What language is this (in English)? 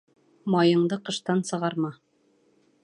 Bashkir